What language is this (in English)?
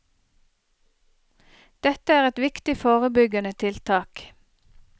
Norwegian